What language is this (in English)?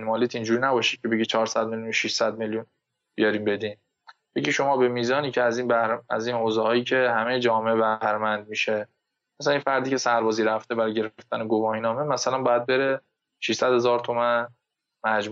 Persian